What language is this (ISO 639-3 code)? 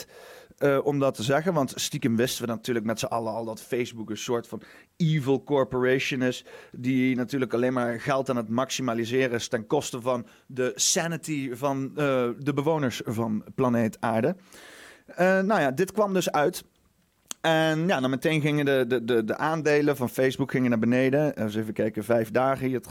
nld